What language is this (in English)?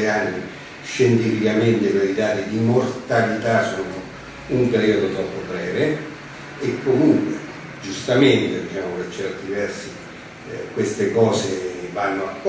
Italian